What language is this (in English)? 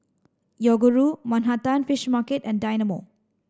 English